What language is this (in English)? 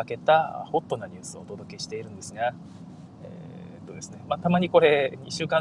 Japanese